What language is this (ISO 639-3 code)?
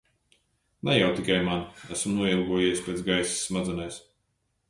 lav